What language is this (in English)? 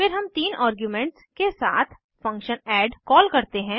Hindi